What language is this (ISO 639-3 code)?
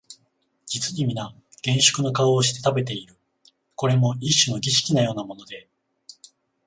jpn